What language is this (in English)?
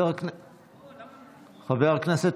Hebrew